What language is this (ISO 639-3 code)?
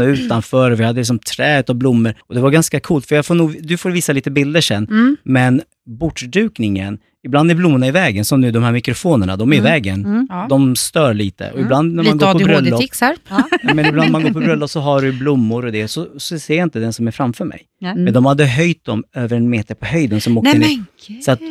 swe